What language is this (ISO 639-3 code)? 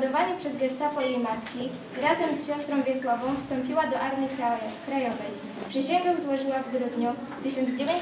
pol